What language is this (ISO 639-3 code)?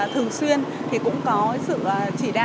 vie